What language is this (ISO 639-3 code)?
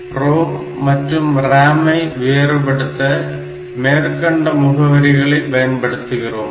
tam